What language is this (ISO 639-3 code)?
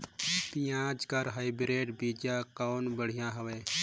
hne